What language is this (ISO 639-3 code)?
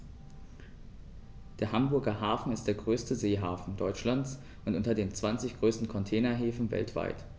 deu